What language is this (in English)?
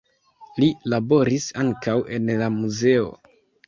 Esperanto